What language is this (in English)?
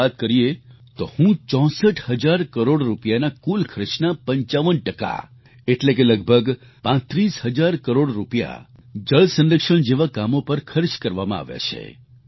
Gujarati